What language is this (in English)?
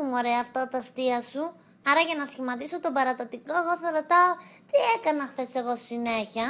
Greek